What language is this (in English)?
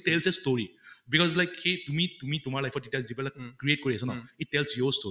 Assamese